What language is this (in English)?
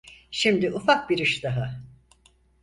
Turkish